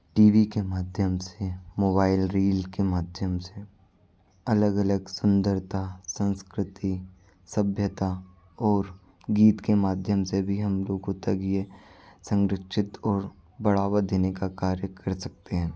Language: Hindi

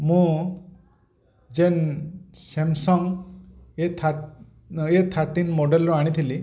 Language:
Odia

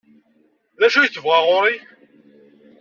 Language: Kabyle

